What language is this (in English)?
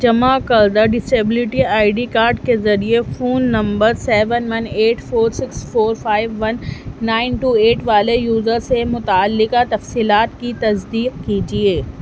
Urdu